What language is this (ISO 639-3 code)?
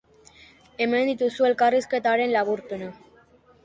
eus